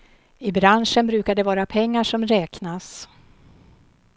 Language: Swedish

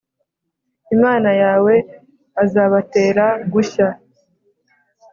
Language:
Kinyarwanda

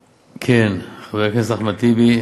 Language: Hebrew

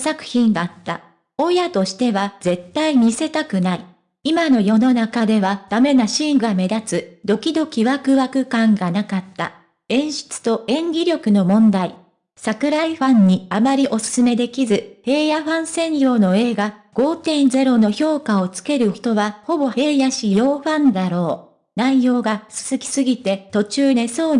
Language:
Japanese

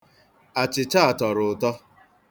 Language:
Igbo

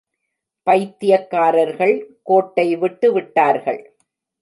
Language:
Tamil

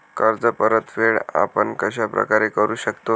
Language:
Marathi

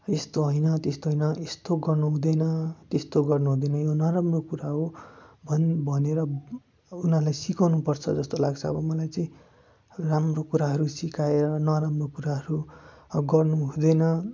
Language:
Nepali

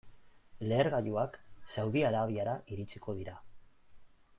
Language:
Basque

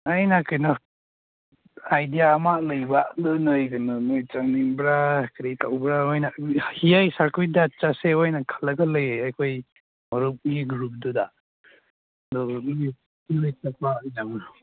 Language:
Manipuri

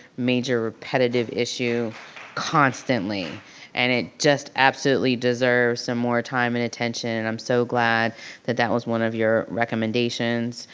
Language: English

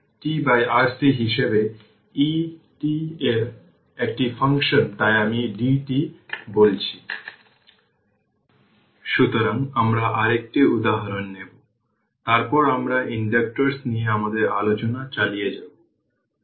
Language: Bangla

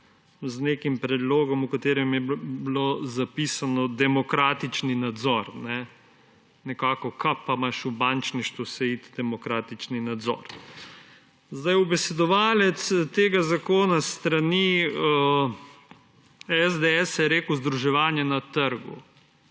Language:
Slovenian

